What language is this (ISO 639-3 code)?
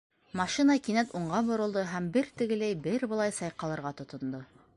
bak